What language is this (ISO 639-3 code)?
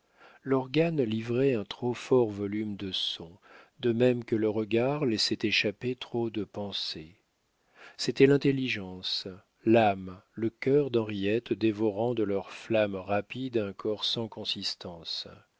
fra